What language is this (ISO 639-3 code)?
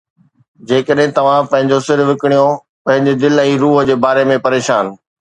snd